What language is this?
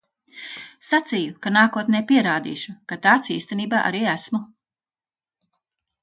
Latvian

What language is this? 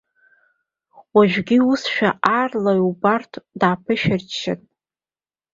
Abkhazian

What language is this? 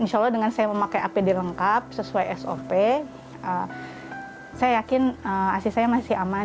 Indonesian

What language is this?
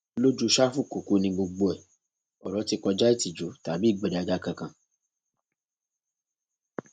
Yoruba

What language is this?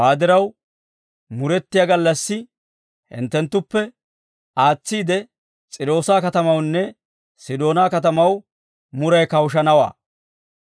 Dawro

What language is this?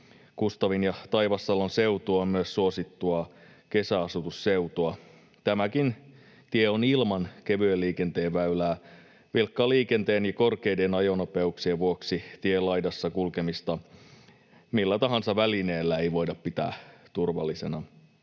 Finnish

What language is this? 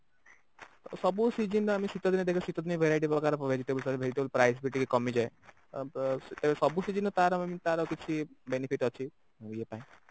Odia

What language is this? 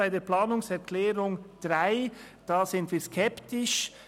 Swiss German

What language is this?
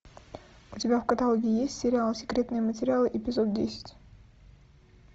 Russian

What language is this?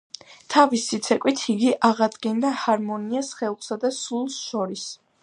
Georgian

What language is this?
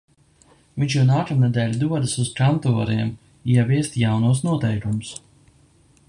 Latvian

